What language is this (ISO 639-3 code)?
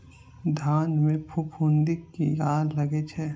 mai